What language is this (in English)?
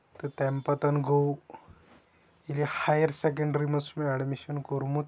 Kashmiri